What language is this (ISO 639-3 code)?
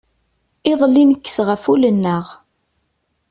kab